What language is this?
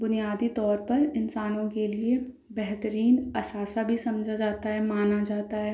Urdu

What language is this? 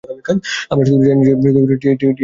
Bangla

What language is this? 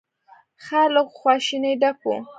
Pashto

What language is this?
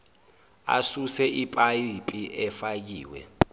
Zulu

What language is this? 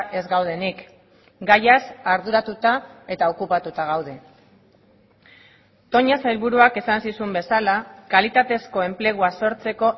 Basque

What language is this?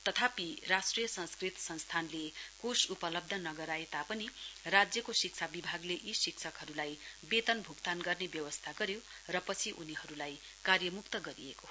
Nepali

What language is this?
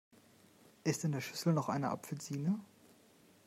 German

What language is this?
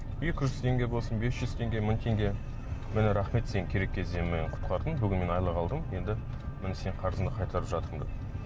Kazakh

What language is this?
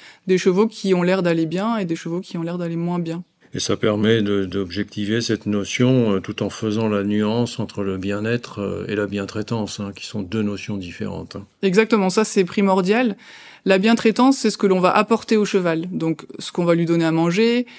French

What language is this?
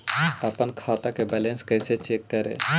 Magahi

